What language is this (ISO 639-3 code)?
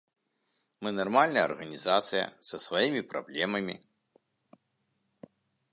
bel